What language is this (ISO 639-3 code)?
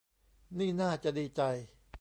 tha